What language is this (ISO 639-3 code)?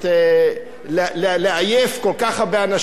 heb